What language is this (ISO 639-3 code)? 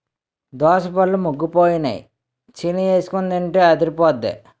tel